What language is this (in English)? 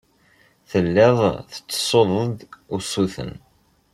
Kabyle